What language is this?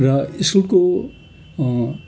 Nepali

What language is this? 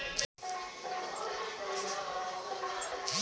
Chhattisgarhi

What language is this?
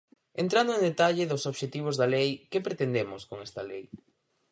Galician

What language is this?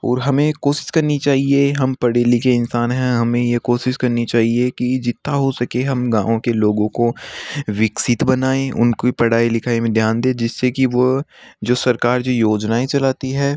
Hindi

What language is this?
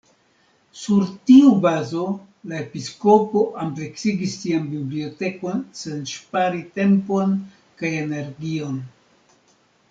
Esperanto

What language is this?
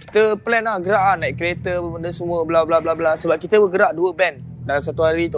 Malay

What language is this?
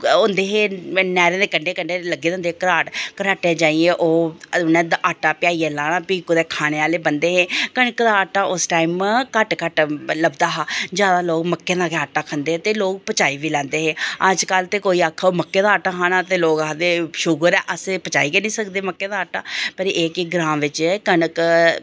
Dogri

